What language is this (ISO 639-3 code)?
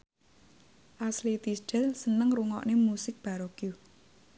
jav